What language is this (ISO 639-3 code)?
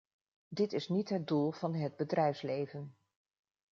nld